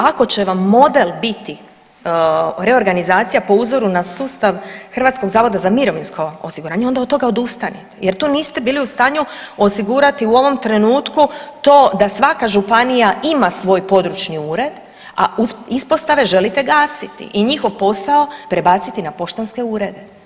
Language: Croatian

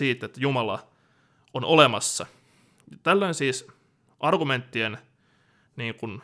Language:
Finnish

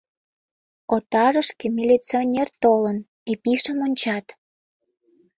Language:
Mari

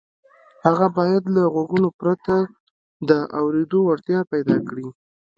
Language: Pashto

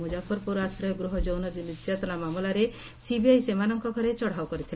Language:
Odia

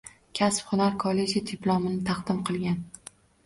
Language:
Uzbek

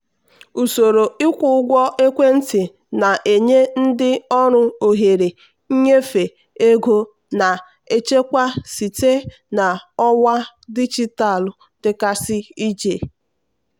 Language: Igbo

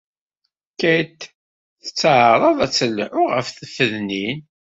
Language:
Kabyle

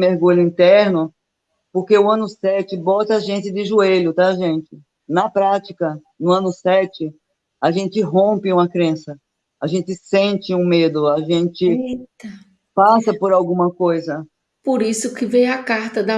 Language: Portuguese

